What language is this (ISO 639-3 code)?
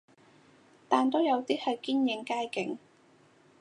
yue